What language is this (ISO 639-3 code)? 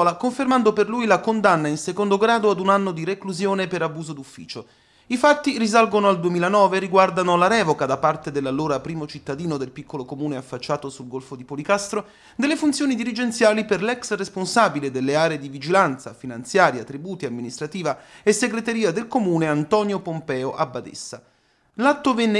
ita